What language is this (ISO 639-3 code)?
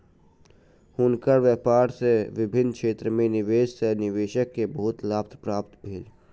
mai